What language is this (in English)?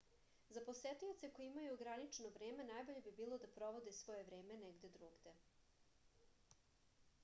Serbian